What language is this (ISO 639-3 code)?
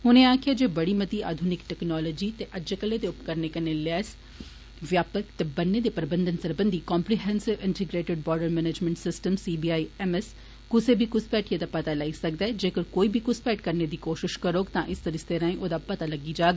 doi